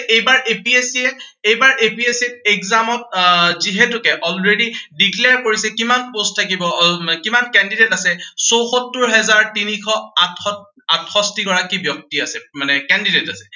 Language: Assamese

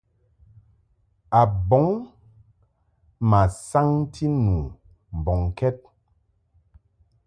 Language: Mungaka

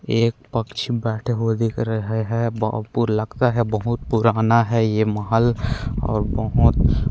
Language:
Chhattisgarhi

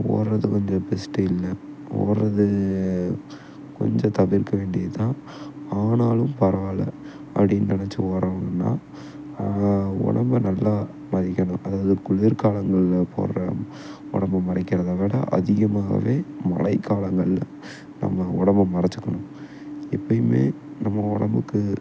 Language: Tamil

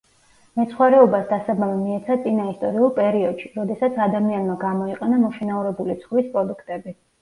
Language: Georgian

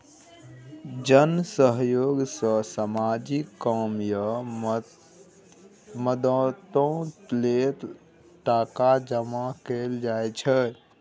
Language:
Maithili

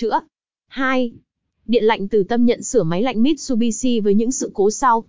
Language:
Vietnamese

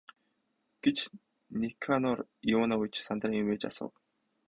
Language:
Mongolian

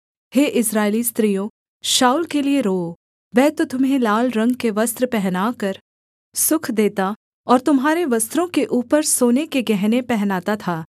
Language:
Hindi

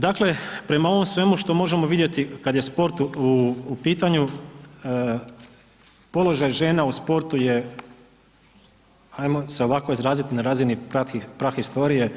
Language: Croatian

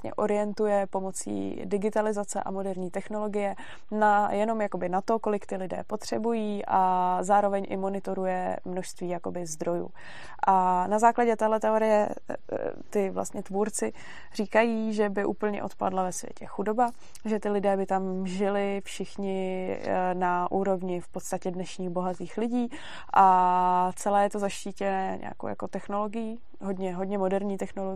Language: Czech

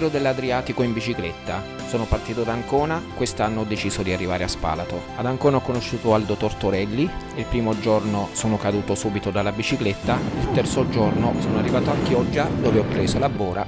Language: Italian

